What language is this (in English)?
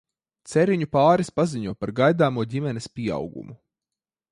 Latvian